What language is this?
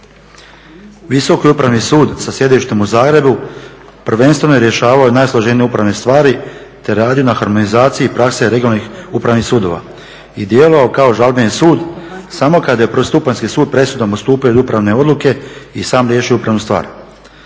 Croatian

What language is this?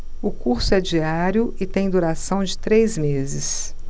Portuguese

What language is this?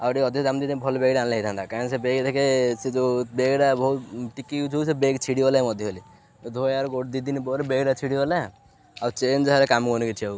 Odia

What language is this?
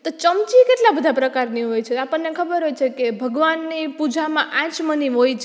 Gujarati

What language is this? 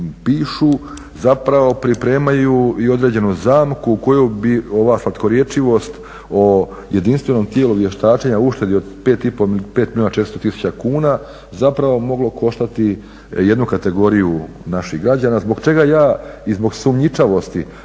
Croatian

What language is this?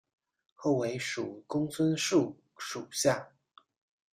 Chinese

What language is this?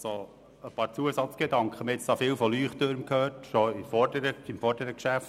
Swiss German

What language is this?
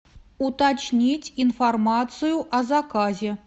Russian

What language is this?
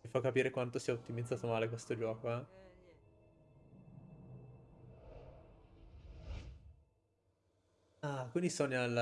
Italian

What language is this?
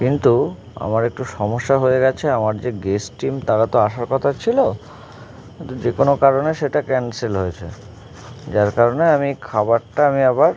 Bangla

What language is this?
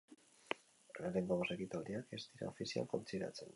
Basque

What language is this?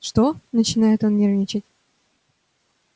Russian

